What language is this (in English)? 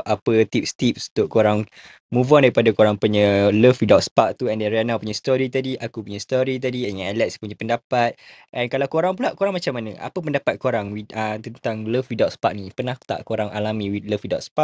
Malay